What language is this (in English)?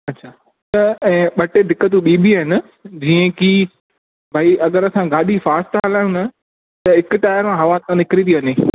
Sindhi